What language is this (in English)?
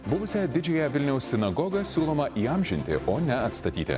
Lithuanian